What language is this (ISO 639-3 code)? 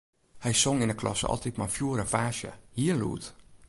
fry